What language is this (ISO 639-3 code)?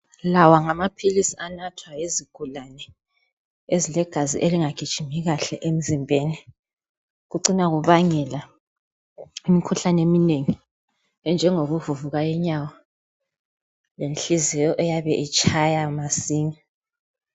nde